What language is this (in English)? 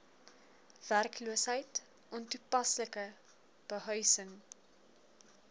Afrikaans